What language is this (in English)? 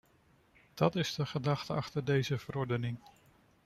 Dutch